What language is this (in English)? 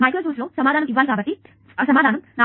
Telugu